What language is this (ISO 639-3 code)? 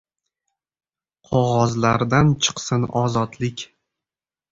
uzb